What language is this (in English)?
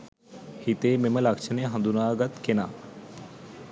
Sinhala